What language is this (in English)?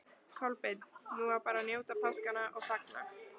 Icelandic